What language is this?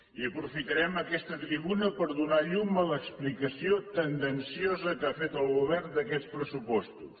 Catalan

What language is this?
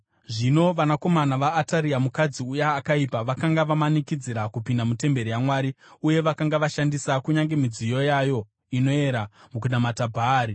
Shona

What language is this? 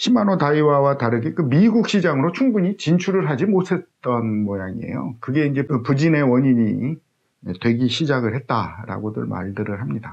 Korean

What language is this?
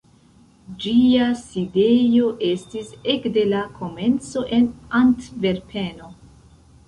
Esperanto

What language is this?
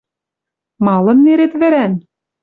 Western Mari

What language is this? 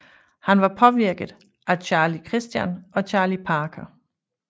Danish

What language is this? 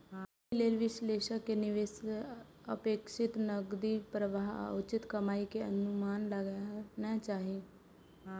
Maithili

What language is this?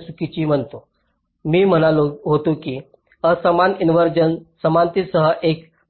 Marathi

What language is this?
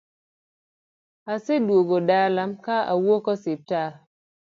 Luo (Kenya and Tanzania)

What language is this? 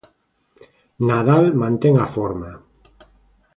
Galician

